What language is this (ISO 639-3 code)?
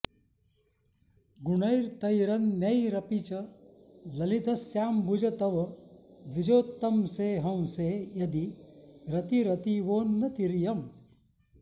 san